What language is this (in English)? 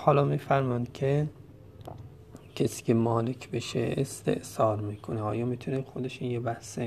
Persian